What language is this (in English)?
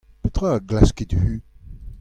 Breton